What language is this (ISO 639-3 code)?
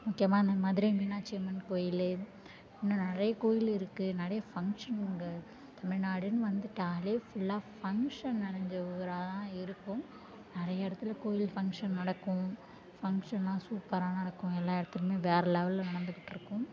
tam